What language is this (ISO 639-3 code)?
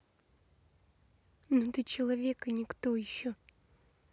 rus